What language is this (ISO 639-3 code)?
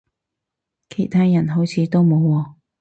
yue